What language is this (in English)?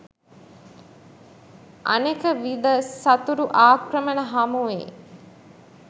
Sinhala